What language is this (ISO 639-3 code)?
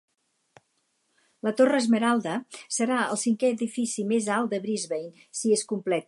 cat